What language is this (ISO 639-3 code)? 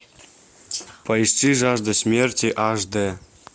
rus